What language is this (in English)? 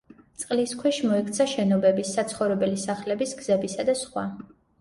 Georgian